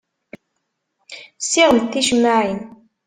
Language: Kabyle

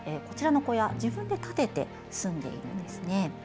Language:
Japanese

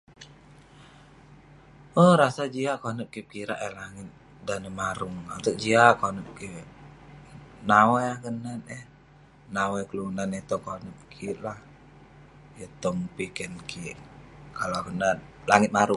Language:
Western Penan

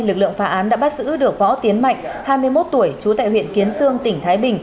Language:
Vietnamese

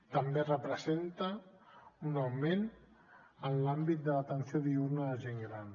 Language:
Catalan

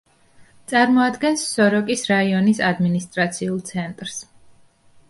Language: Georgian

